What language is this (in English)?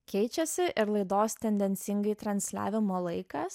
Lithuanian